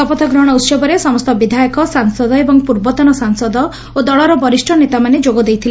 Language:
Odia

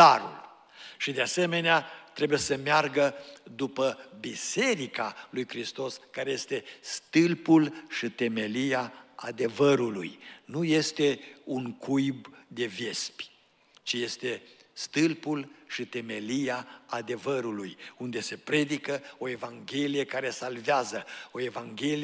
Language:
Romanian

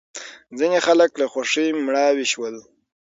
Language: Pashto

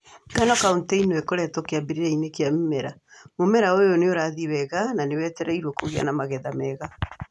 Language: Kikuyu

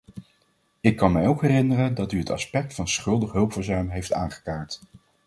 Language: Dutch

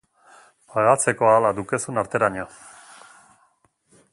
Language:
Basque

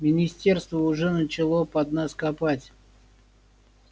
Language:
Russian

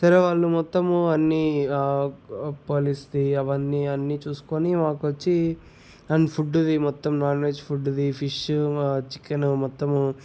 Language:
Telugu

